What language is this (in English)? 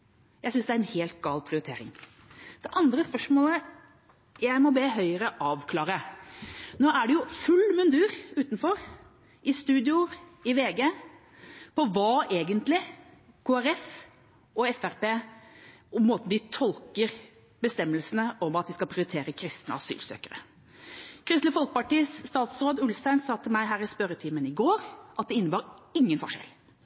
Norwegian Bokmål